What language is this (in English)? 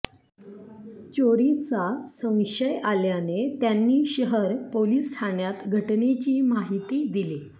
Marathi